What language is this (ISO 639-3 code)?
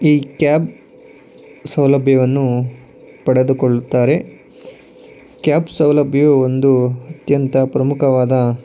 kan